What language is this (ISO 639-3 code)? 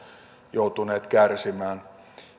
fin